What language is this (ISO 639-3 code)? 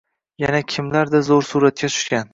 uzb